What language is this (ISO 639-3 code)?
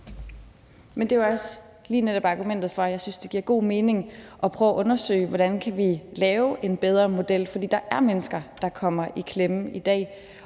dan